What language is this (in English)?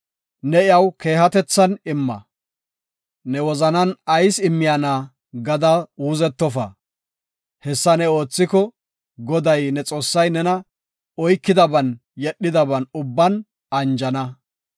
Gofa